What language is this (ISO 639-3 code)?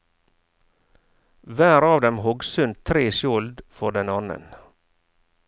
nor